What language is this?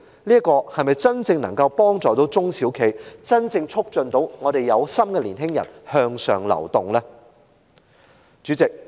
Cantonese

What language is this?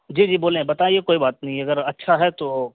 Urdu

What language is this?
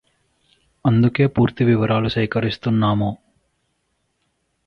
Telugu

